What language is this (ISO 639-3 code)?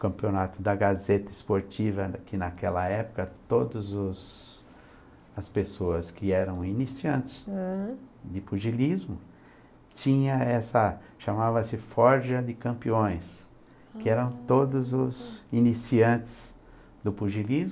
por